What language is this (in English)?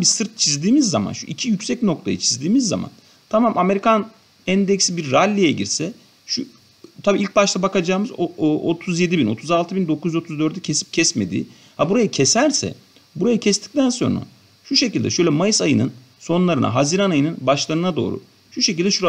Turkish